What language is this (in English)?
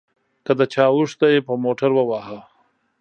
Pashto